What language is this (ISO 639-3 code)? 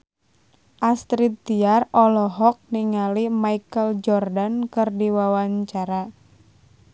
sun